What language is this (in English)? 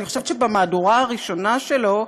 Hebrew